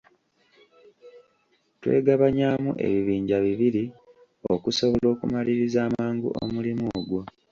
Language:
Ganda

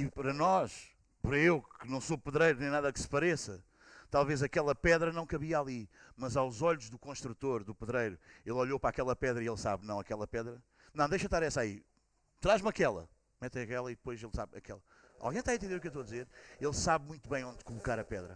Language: Portuguese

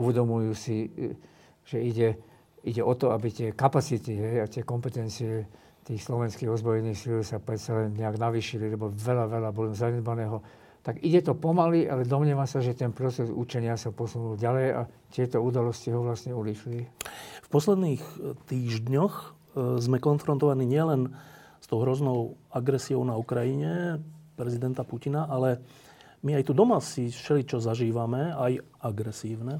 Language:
Slovak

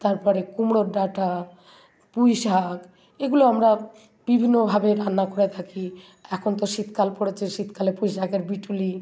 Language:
Bangla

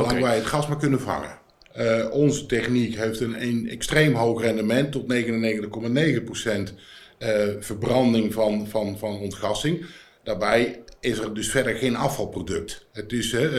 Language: Dutch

